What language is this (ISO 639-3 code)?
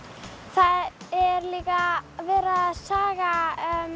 isl